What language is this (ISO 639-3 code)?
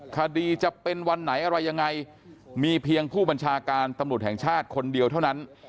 tha